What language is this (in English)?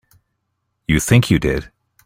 English